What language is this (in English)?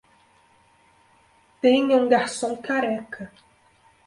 Portuguese